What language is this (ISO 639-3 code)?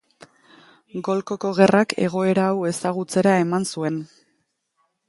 eus